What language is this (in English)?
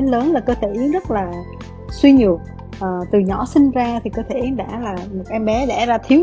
Vietnamese